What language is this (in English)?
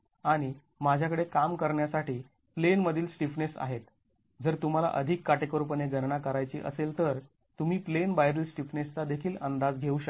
Marathi